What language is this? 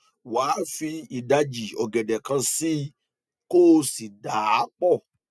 Yoruba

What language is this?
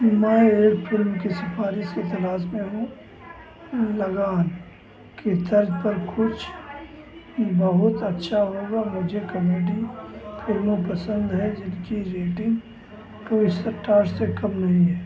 Hindi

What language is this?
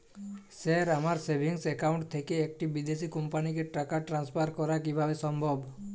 Bangla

